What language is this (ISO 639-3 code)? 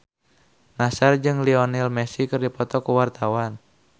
sun